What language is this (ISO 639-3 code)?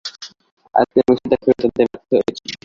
ben